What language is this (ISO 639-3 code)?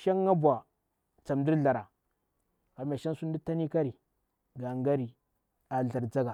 bwr